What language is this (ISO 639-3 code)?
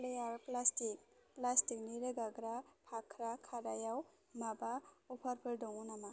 brx